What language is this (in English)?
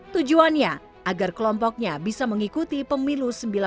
Indonesian